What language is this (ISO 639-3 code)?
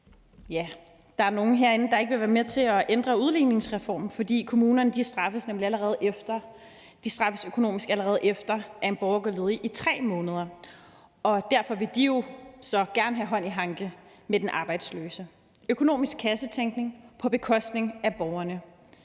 dan